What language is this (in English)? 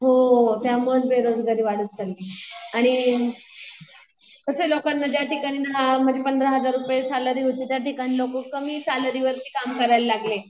Marathi